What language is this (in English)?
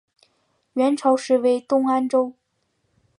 Chinese